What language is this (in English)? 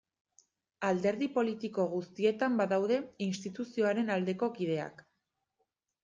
Basque